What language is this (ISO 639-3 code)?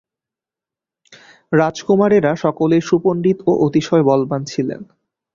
ben